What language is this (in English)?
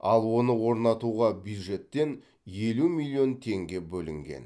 Kazakh